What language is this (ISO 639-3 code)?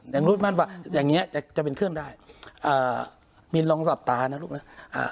tha